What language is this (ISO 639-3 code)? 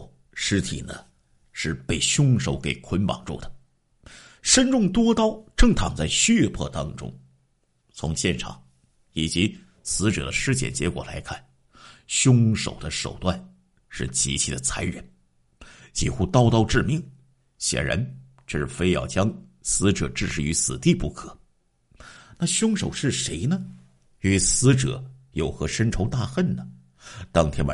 zho